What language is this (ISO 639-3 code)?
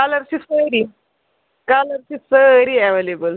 kas